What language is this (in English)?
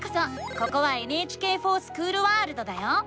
Japanese